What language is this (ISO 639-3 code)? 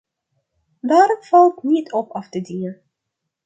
nld